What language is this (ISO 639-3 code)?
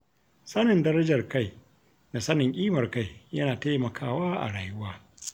hau